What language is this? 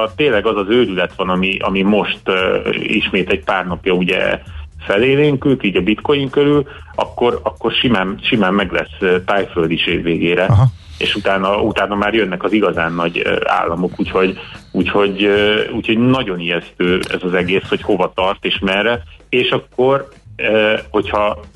Hungarian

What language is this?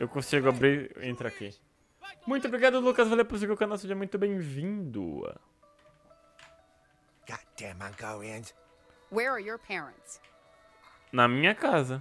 Portuguese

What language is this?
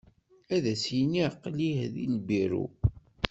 Kabyle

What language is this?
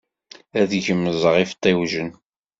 Kabyle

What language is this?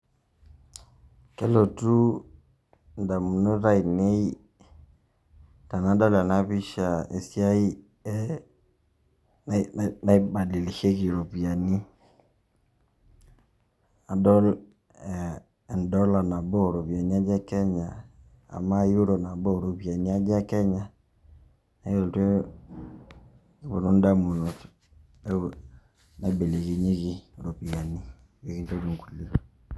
Masai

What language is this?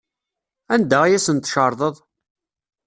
Kabyle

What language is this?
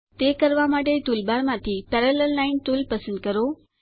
Gujarati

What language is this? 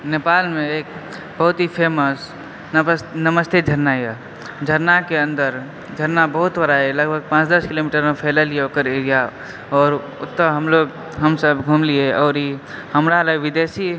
Maithili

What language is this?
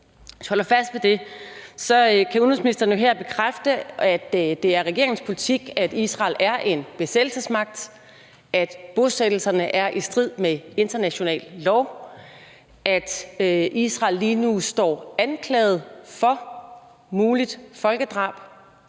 Danish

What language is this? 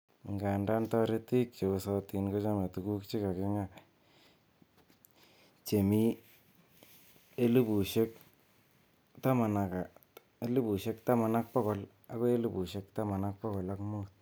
Kalenjin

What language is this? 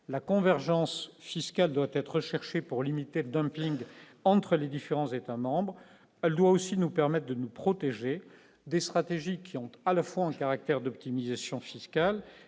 French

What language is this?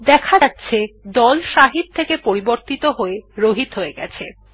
Bangla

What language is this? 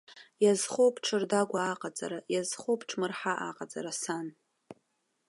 Abkhazian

